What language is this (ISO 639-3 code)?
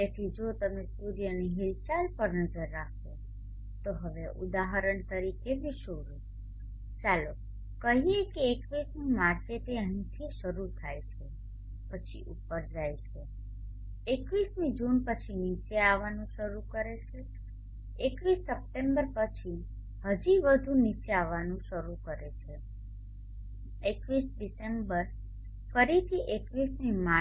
guj